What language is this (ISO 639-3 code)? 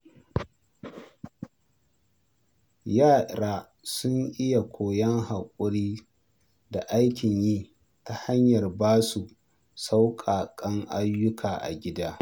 hau